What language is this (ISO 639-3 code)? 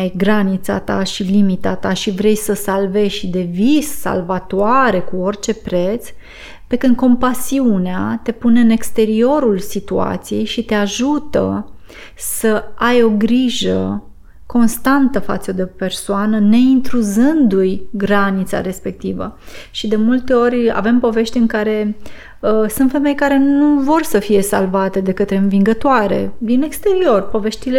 ron